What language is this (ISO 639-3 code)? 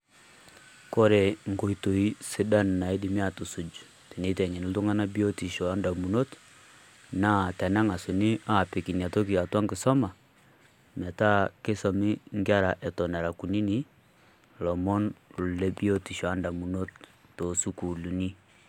mas